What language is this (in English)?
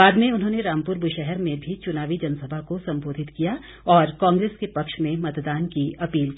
Hindi